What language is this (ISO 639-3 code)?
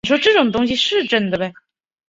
zho